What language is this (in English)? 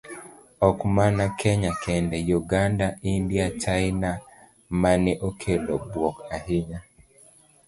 Luo (Kenya and Tanzania)